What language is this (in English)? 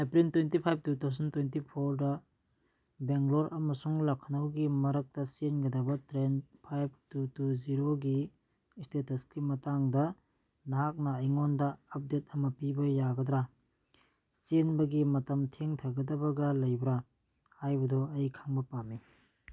Manipuri